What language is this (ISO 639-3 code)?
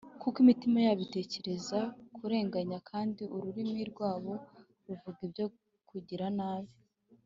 kin